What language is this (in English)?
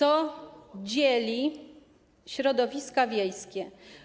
Polish